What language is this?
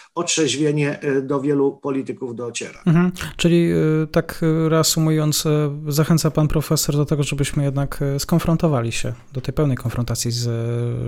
Polish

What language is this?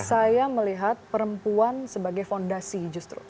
Indonesian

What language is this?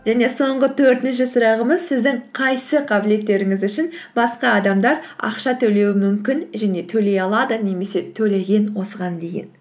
Kazakh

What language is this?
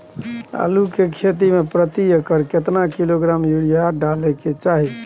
Maithili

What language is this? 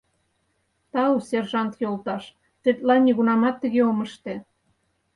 Mari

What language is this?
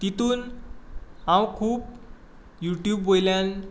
Konkani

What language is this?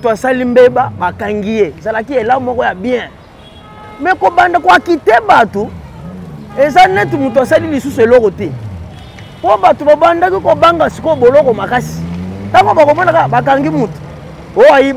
French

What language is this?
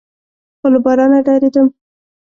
Pashto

